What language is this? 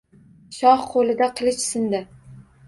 Uzbek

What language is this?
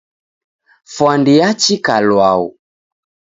Taita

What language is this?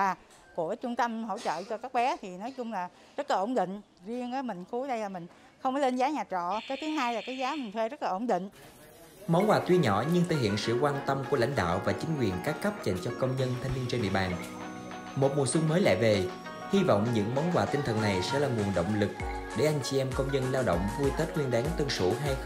Vietnamese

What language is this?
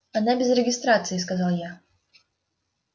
Russian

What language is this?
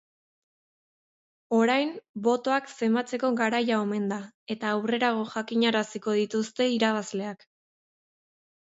Basque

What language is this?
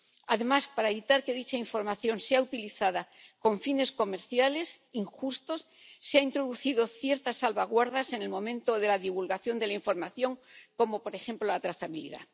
Spanish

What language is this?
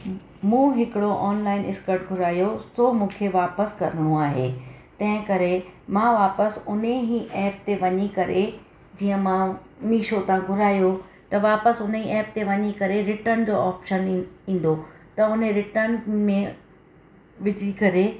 Sindhi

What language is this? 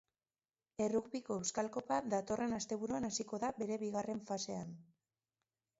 Basque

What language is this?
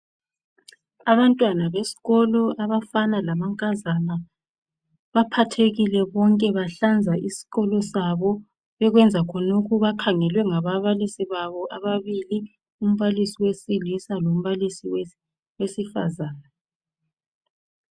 North Ndebele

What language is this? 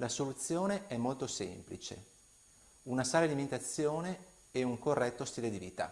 Italian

